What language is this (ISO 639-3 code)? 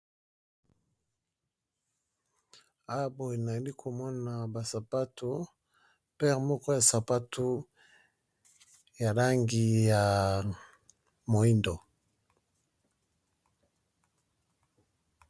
lin